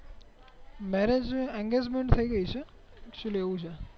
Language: Gujarati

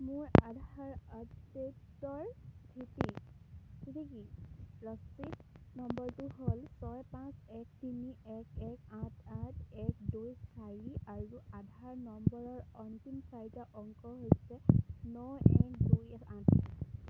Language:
Assamese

